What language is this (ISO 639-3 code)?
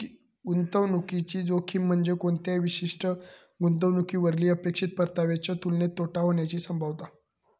mar